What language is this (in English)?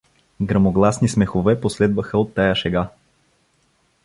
Bulgarian